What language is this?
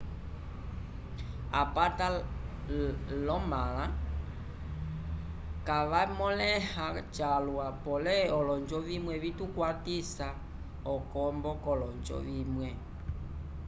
Umbundu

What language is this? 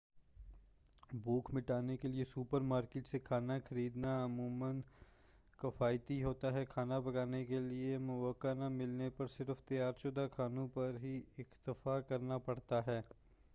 Urdu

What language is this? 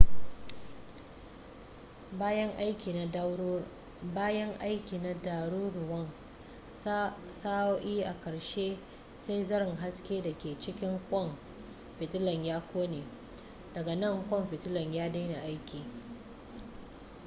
Hausa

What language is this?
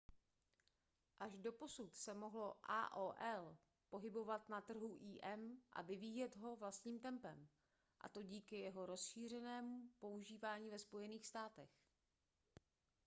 Czech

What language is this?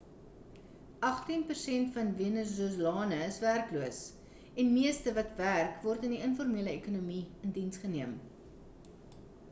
Afrikaans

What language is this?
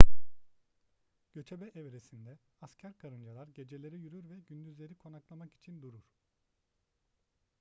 Turkish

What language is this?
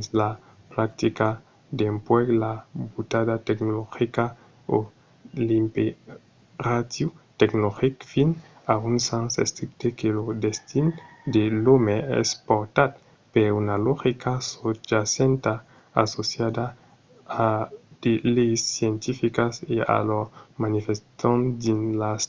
Occitan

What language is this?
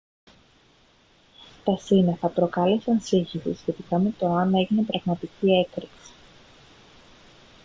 Greek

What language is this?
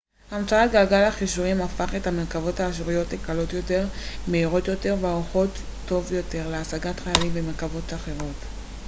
Hebrew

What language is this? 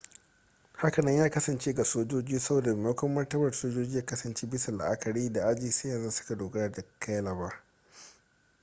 Hausa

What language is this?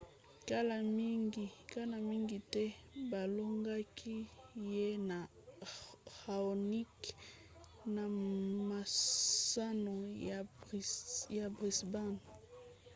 Lingala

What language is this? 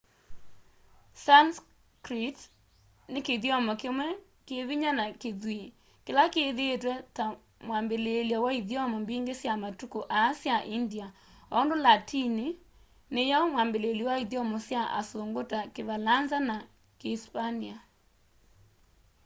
Kamba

